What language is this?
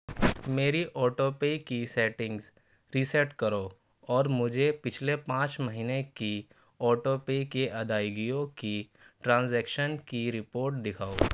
Urdu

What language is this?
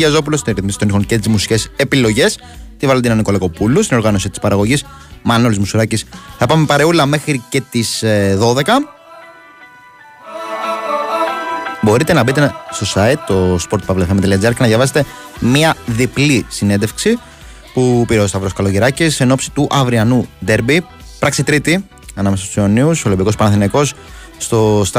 Greek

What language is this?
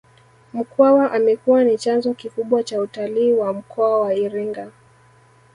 Swahili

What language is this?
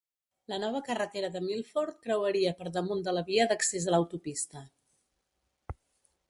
Catalan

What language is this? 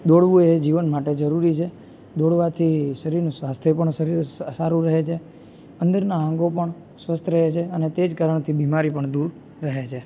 Gujarati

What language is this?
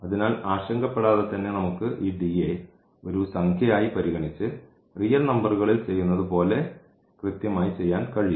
Malayalam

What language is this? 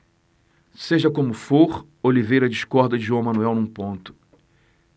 Portuguese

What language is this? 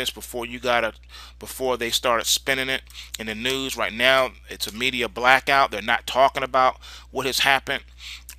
English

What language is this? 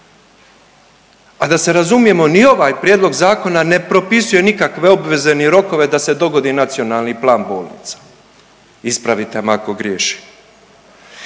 Croatian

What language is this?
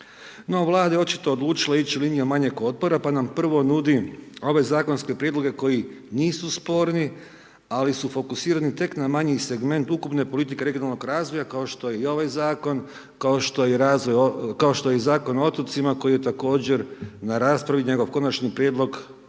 Croatian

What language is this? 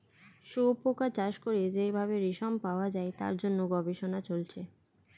Bangla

